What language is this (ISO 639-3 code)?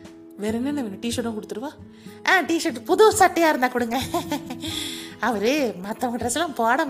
tam